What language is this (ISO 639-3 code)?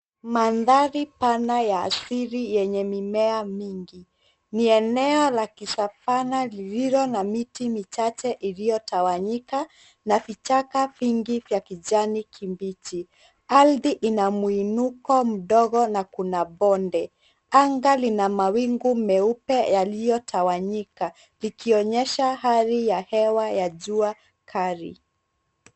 swa